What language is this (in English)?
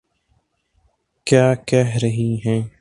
Urdu